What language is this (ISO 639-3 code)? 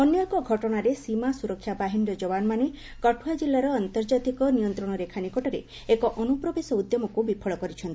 ori